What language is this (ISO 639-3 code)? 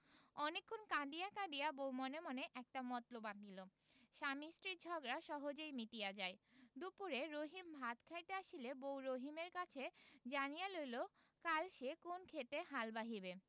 ben